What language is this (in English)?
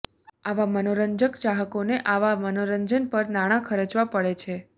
Gujarati